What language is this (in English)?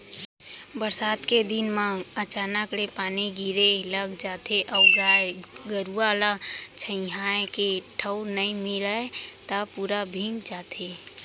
Chhattisgarhi